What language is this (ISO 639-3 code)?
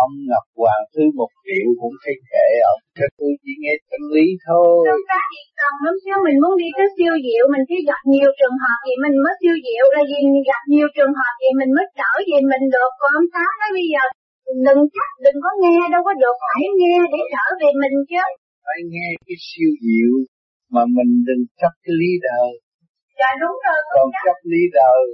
vie